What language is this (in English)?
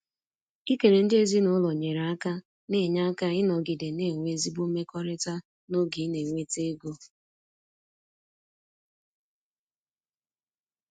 Igbo